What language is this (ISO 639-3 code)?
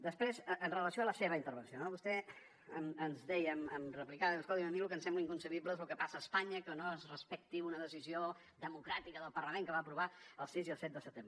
cat